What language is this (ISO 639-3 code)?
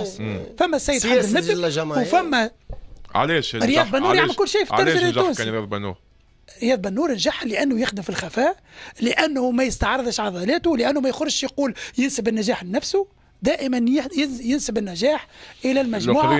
ara